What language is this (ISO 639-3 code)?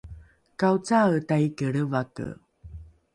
dru